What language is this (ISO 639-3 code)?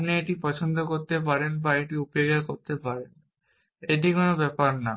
ben